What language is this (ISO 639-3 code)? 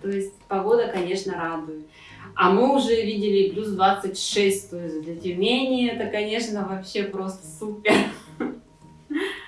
rus